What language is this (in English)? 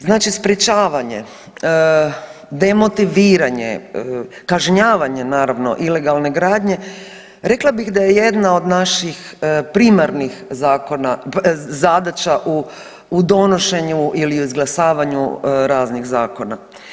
Croatian